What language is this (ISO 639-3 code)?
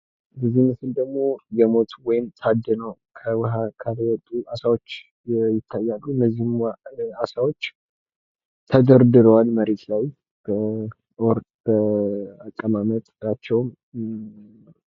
amh